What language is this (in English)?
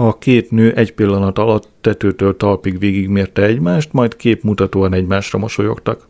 Hungarian